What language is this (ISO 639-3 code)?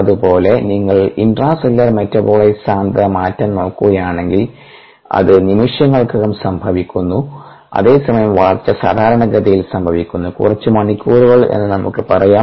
mal